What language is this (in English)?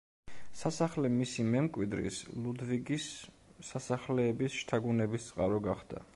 Georgian